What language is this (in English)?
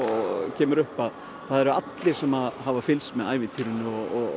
Icelandic